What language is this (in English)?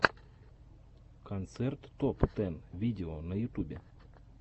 Russian